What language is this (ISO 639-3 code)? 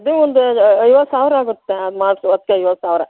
kan